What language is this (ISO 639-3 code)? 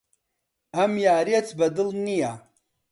ckb